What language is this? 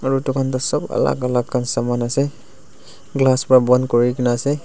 Naga Pidgin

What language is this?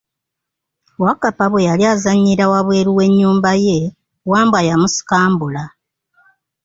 Ganda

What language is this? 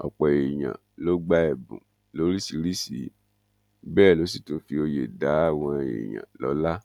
Yoruba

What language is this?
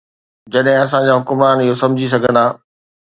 Sindhi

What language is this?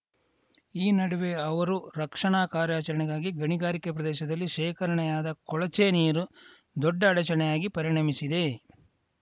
Kannada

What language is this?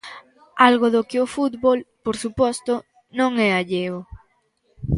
Galician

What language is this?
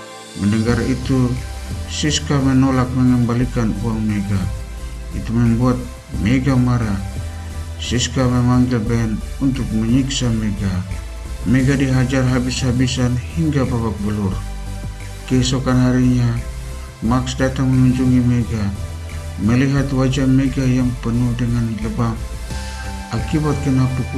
Indonesian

